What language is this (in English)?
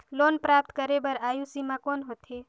Chhattisgarhi